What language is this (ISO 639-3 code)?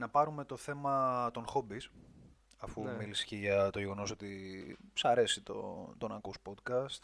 ell